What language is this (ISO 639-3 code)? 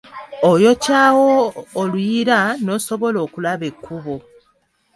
lug